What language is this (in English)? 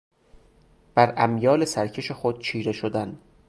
Persian